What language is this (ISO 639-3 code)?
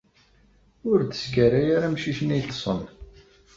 kab